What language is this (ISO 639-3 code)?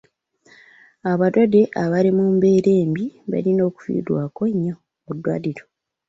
lug